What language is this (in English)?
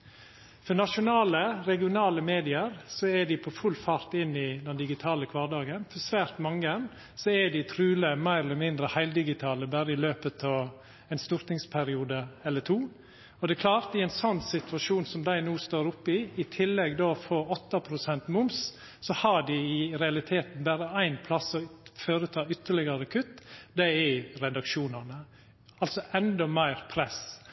Norwegian Nynorsk